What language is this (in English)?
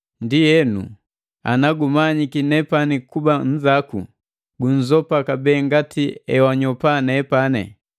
Matengo